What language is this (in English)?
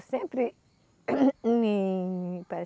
Portuguese